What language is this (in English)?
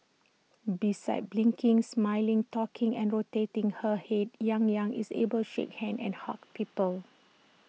English